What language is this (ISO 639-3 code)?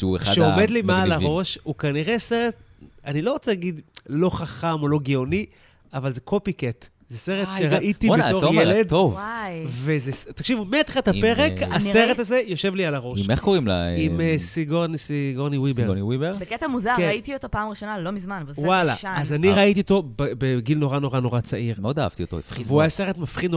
heb